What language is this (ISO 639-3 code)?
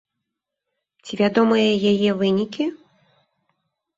bel